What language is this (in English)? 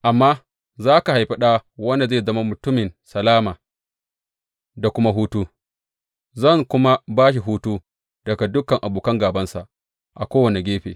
Hausa